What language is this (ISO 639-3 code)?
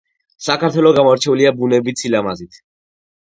kat